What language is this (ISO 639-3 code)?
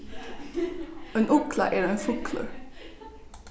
fao